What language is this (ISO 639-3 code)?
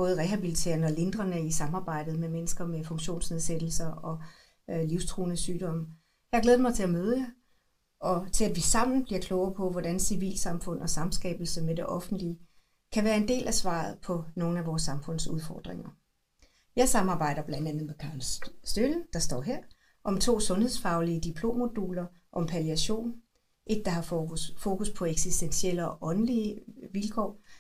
dan